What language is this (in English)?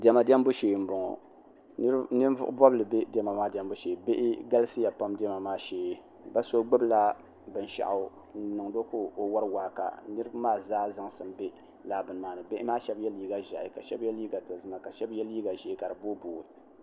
Dagbani